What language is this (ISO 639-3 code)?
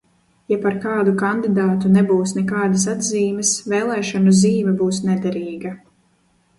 lav